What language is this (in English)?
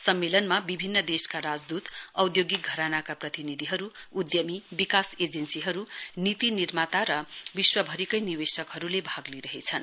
Nepali